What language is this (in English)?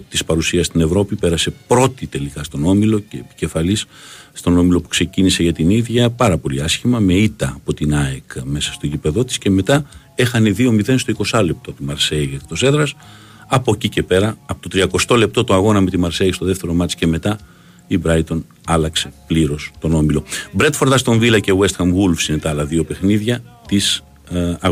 Greek